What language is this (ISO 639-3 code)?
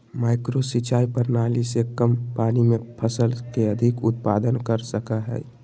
mag